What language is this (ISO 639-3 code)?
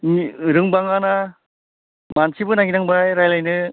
brx